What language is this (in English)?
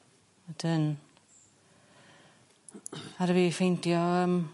Welsh